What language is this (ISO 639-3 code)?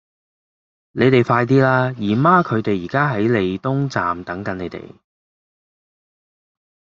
yue